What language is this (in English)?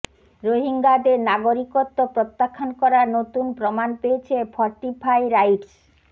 Bangla